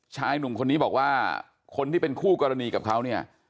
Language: Thai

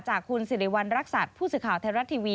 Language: Thai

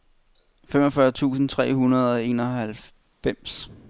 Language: Danish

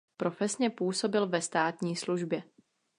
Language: Czech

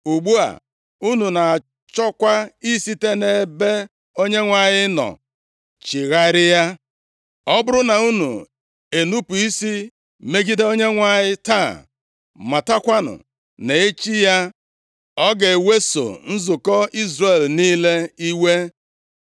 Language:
Igbo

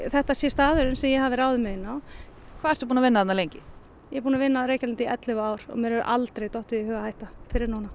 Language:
Icelandic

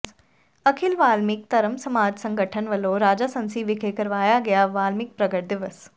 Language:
Punjabi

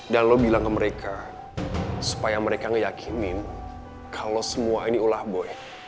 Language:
Indonesian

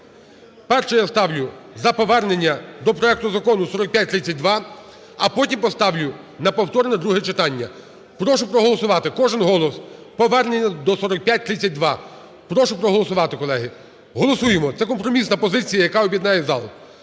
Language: Ukrainian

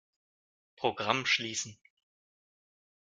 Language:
German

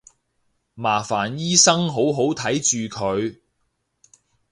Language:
Cantonese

